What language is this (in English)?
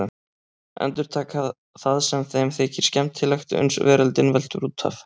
Icelandic